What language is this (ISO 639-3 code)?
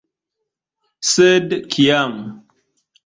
epo